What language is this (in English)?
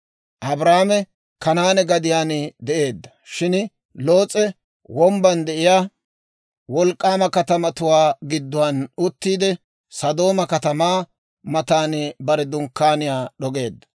Dawro